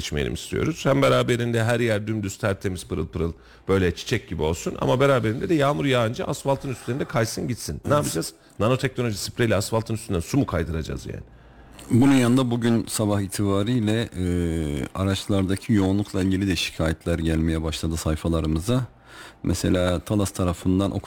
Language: Turkish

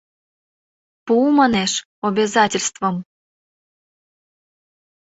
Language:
Mari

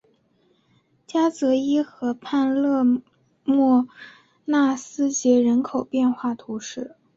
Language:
Chinese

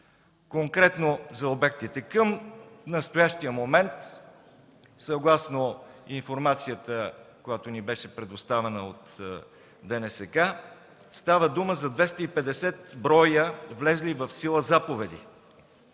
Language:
Bulgarian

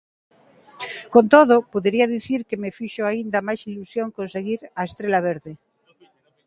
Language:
Galician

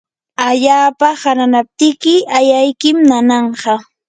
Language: Yanahuanca Pasco Quechua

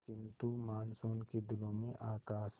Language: Hindi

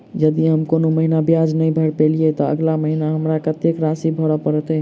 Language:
Maithili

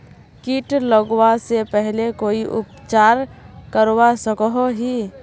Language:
Magahi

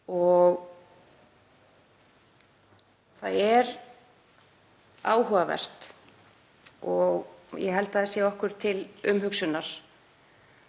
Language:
Icelandic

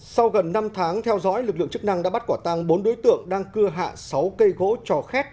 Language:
Vietnamese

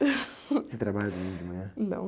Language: Portuguese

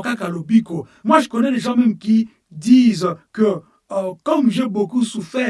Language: French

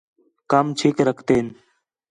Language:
Khetrani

